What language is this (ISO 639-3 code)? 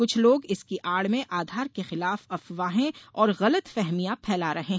hin